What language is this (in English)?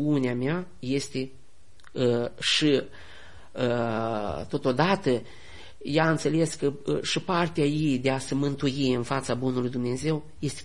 Romanian